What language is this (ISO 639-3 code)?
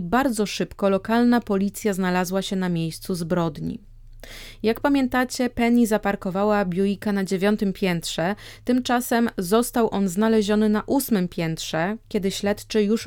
pol